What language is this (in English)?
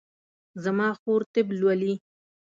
Pashto